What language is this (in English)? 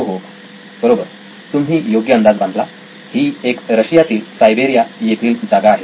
Marathi